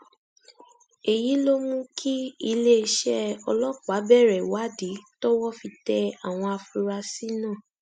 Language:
Yoruba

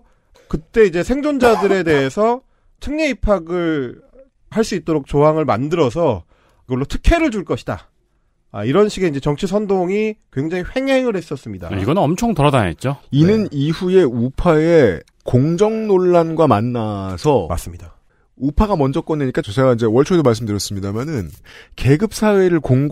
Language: Korean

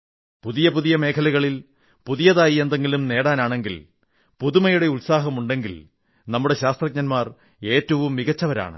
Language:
Malayalam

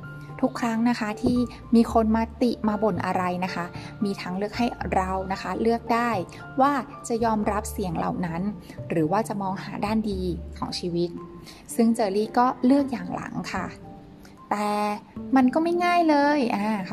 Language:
Thai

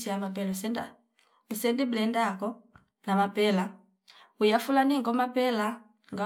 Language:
Fipa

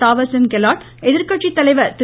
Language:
Tamil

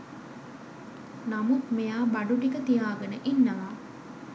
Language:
Sinhala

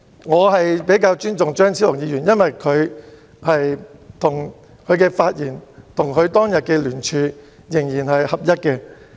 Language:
Cantonese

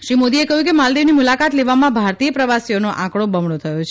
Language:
Gujarati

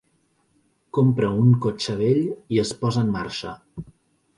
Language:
Catalan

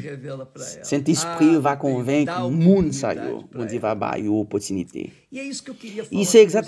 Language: Portuguese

